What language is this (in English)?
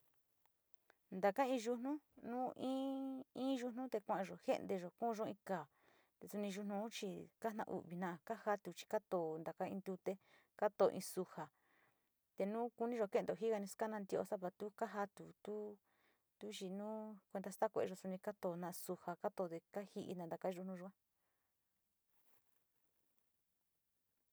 Sinicahua Mixtec